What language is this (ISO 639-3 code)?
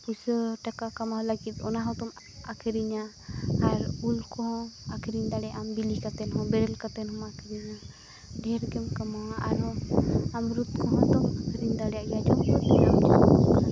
sat